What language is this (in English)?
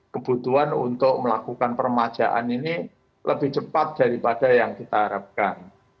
Indonesian